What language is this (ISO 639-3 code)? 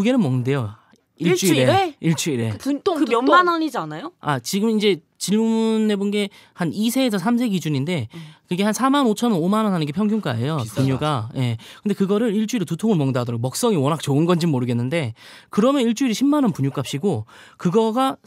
kor